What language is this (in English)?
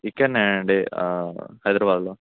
Telugu